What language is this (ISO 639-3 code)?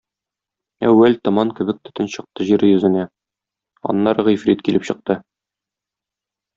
tat